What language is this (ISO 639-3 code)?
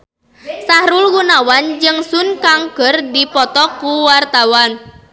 sun